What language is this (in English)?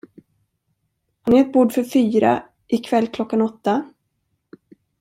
Swedish